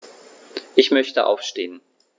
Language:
German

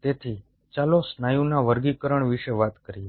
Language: Gujarati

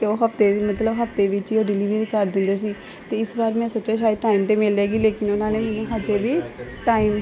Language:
Punjabi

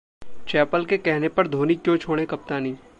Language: Hindi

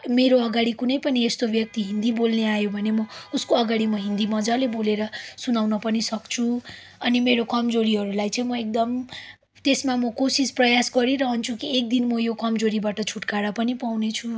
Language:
Nepali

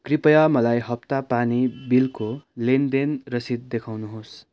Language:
Nepali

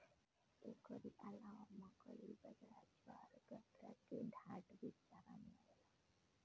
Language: Bhojpuri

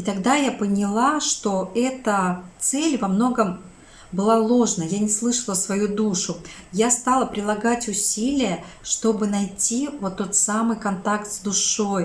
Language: Russian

